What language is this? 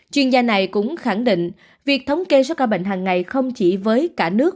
Vietnamese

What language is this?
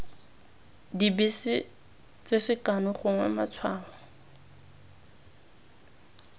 Tswana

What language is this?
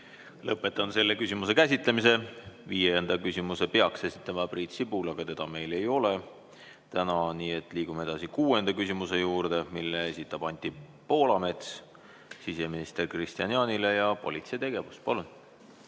Estonian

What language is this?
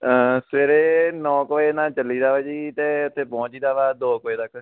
Punjabi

